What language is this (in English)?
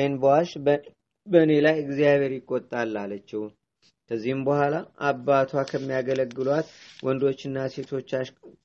Amharic